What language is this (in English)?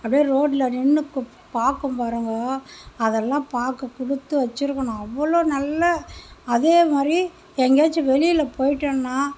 Tamil